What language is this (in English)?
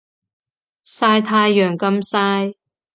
Cantonese